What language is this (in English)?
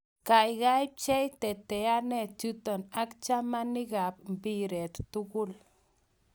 Kalenjin